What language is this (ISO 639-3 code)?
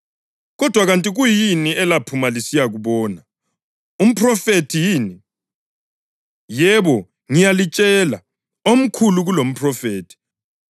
nde